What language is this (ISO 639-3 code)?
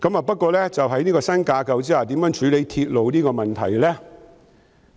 yue